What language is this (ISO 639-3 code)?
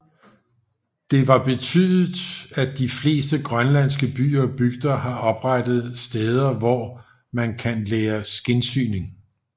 dan